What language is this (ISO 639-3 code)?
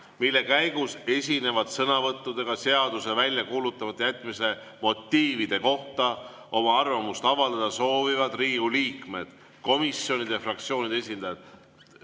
est